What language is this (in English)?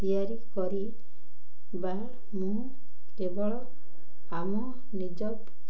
Odia